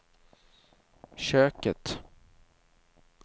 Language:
Swedish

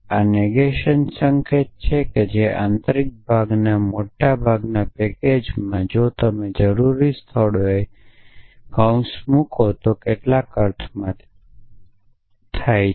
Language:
Gujarati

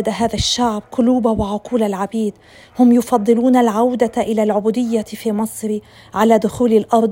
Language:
Arabic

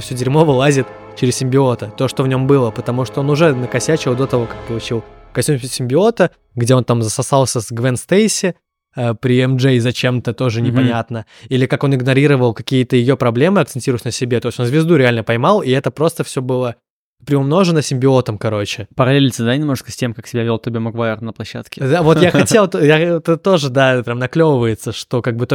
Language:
Russian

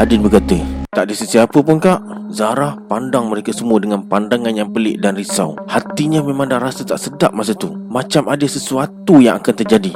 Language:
Malay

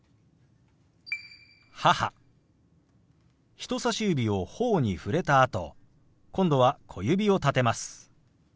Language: Japanese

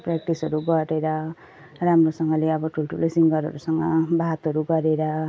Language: Nepali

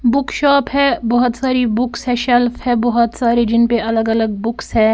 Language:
Hindi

